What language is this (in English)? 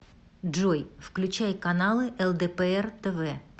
Russian